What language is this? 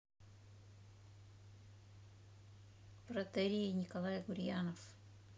Russian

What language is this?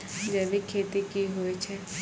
Maithili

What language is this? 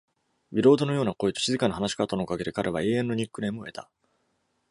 Japanese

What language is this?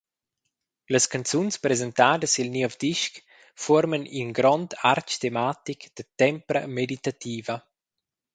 Romansh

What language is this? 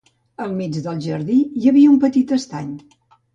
Catalan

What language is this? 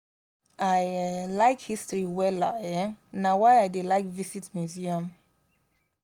Nigerian Pidgin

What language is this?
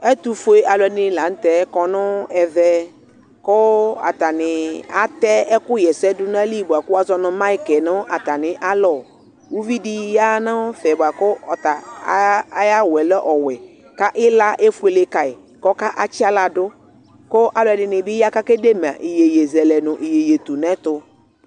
Ikposo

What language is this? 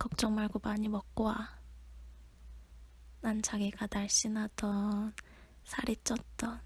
Korean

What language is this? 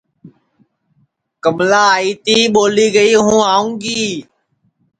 Sansi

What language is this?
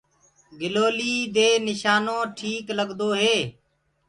Gurgula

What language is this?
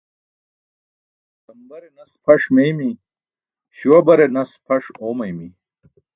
Burushaski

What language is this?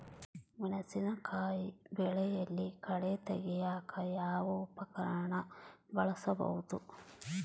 Kannada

